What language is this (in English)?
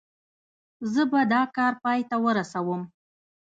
Pashto